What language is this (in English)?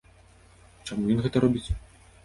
Belarusian